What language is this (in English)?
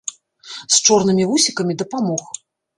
Belarusian